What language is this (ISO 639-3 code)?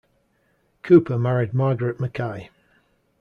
eng